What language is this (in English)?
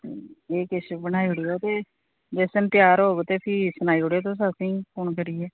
Dogri